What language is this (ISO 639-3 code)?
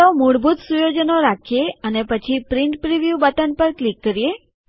guj